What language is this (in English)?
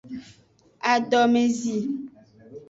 Aja (Benin)